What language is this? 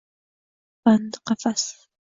Uzbek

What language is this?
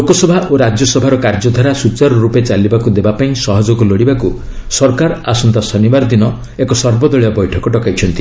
Odia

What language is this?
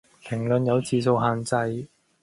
Cantonese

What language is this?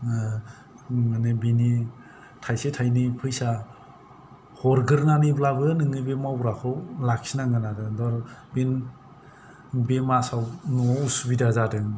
Bodo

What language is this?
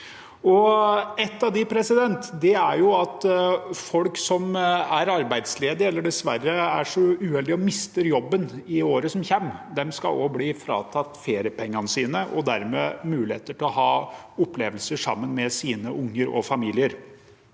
Norwegian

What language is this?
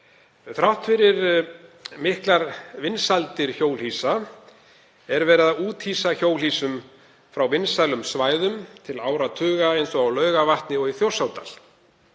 Icelandic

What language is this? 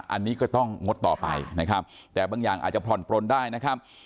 Thai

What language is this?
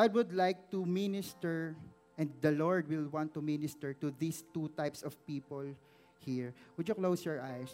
Filipino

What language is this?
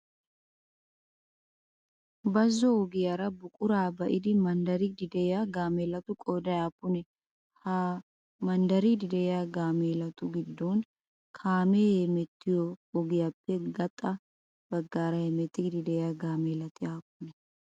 Wolaytta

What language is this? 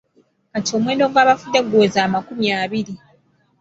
Ganda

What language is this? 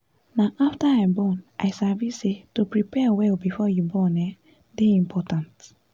Nigerian Pidgin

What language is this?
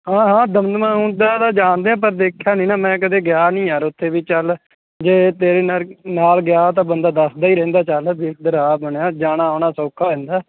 Punjabi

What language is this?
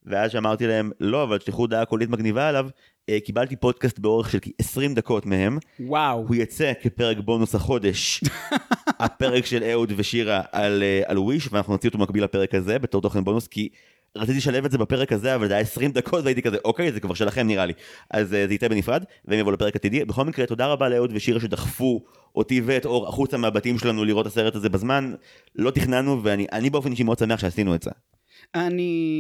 Hebrew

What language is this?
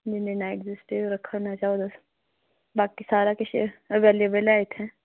Dogri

